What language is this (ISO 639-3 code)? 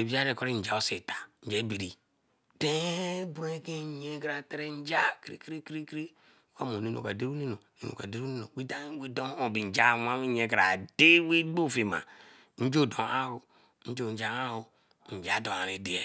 elm